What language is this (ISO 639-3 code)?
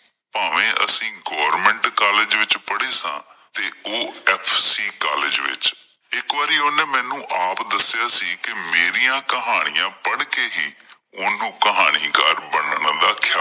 pan